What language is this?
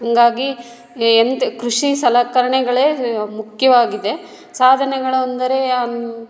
Kannada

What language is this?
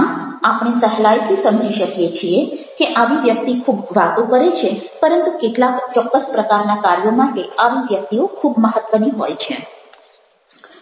Gujarati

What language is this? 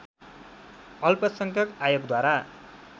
Nepali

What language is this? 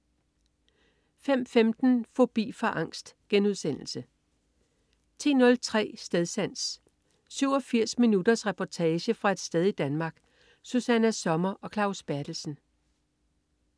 Danish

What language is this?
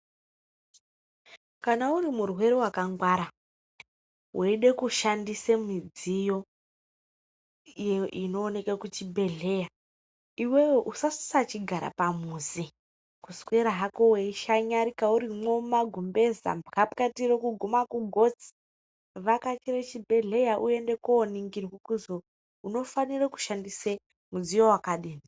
Ndau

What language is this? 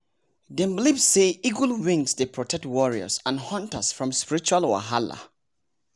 Nigerian Pidgin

